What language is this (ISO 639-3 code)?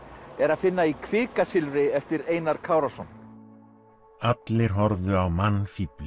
isl